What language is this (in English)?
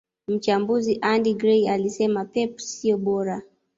Swahili